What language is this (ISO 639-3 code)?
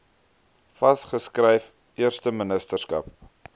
afr